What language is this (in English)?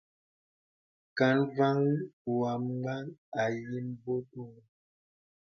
Bebele